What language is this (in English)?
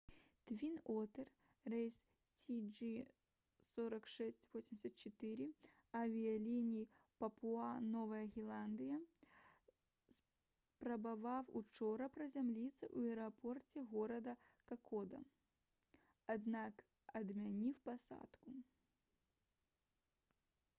Belarusian